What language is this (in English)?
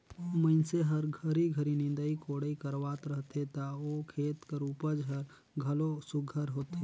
Chhattisgarhi